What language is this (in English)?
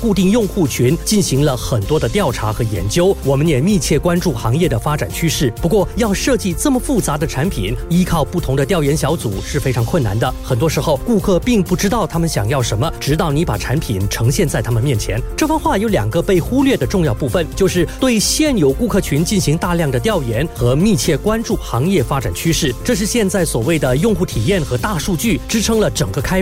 Chinese